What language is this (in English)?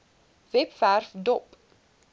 Afrikaans